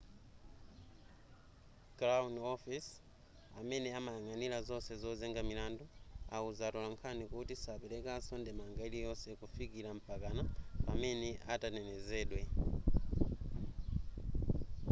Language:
Nyanja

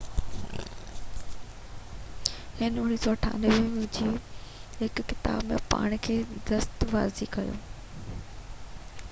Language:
Sindhi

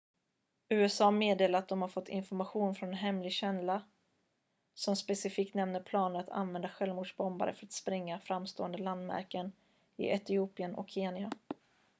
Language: Swedish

